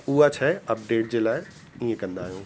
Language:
Sindhi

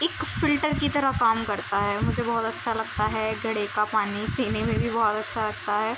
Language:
Urdu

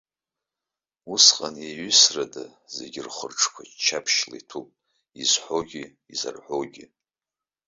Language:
Abkhazian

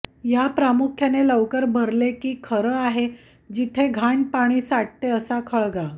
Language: Marathi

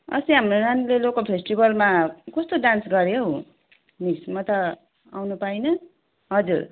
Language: Nepali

